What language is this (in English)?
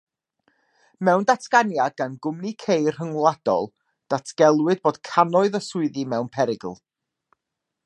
Welsh